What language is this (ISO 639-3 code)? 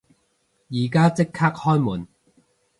yue